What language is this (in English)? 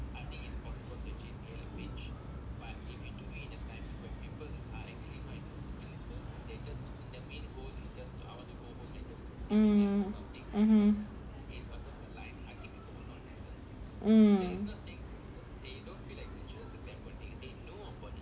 English